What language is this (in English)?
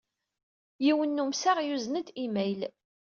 Kabyle